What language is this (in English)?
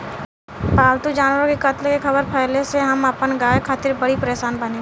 Bhojpuri